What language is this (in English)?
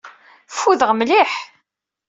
Kabyle